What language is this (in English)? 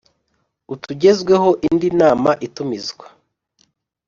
Kinyarwanda